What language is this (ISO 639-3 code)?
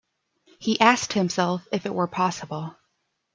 eng